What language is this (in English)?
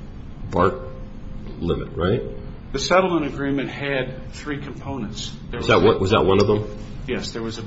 English